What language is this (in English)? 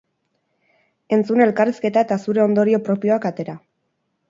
Basque